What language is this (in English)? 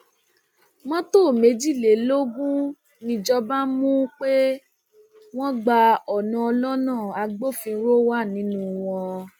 Yoruba